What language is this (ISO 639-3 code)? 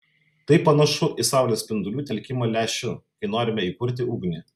lit